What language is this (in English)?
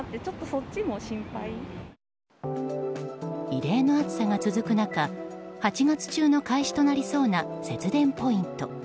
Japanese